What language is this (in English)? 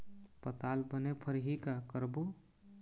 Chhattisgarhi